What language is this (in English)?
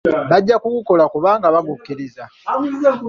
Ganda